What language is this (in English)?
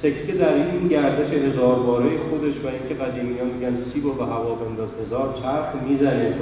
Persian